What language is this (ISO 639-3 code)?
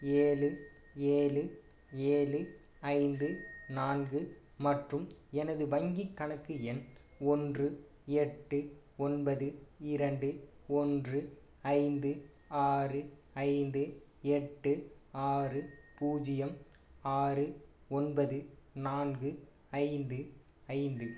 tam